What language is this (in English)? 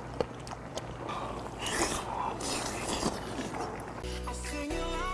Korean